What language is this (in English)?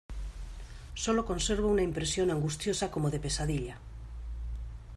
Spanish